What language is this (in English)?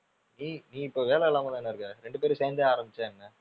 Tamil